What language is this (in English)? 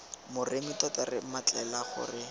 Tswana